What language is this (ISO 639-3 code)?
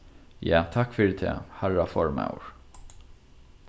fao